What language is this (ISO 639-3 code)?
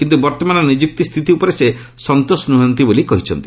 ori